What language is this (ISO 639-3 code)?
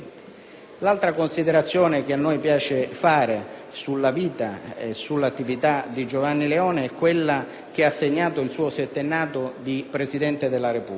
ita